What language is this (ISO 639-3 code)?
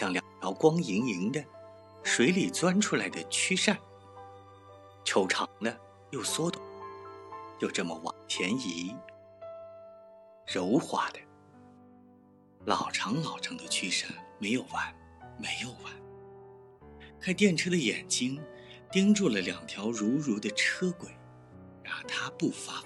zho